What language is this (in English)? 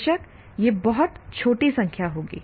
Hindi